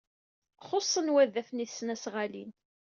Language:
Kabyle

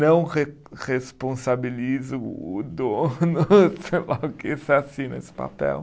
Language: Portuguese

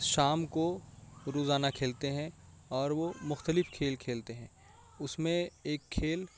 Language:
Urdu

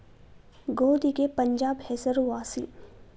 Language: Kannada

